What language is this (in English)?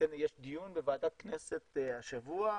Hebrew